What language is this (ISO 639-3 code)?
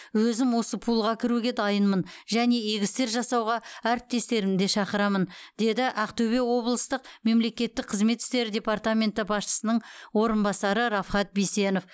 kaz